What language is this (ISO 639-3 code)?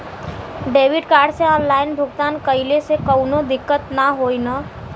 bho